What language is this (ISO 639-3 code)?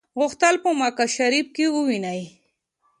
pus